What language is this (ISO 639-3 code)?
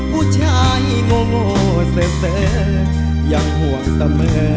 tha